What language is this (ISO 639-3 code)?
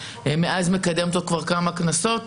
heb